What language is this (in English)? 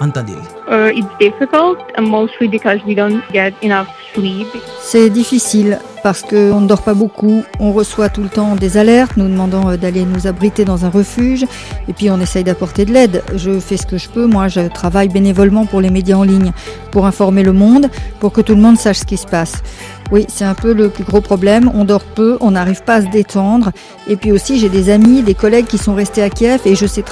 French